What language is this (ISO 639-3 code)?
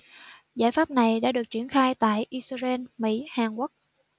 vie